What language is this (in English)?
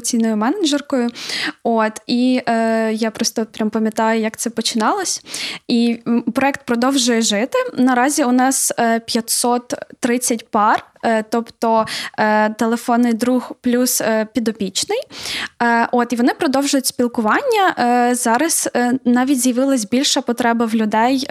Ukrainian